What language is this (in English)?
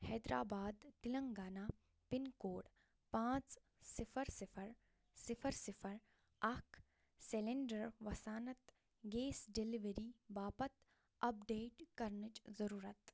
Kashmiri